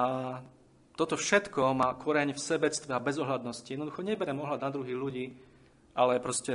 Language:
Slovak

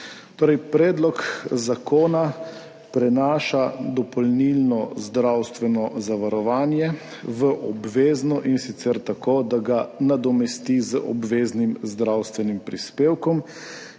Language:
Slovenian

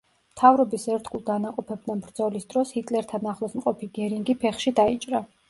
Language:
Georgian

